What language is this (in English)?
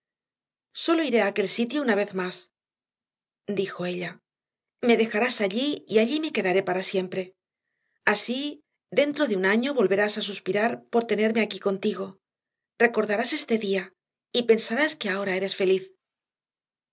Spanish